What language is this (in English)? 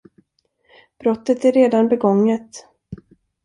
Swedish